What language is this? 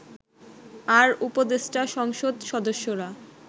Bangla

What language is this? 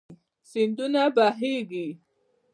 Pashto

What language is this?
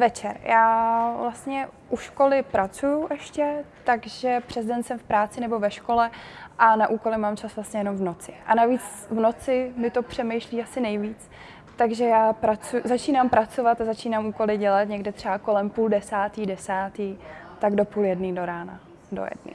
Czech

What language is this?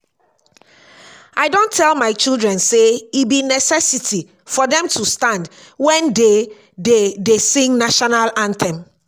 Nigerian Pidgin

